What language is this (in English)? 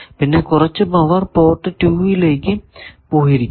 Malayalam